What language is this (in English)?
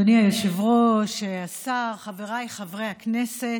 Hebrew